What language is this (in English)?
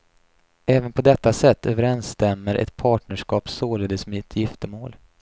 Swedish